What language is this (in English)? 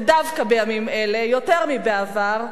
Hebrew